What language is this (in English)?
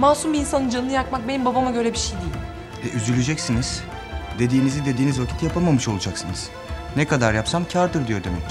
Turkish